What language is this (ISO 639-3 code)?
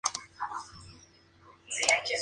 spa